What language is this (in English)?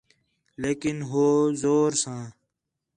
Khetrani